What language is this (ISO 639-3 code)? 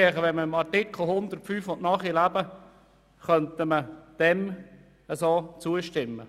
gsw